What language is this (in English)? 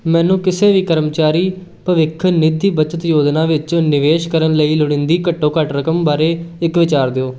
Punjabi